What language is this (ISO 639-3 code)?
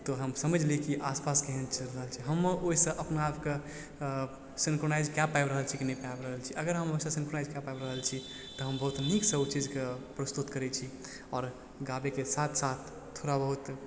mai